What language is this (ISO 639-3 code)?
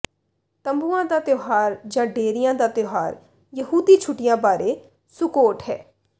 pan